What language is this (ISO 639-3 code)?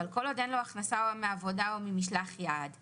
heb